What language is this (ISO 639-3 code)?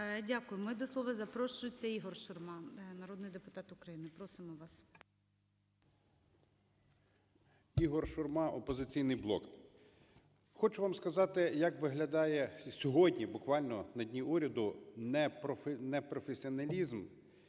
ukr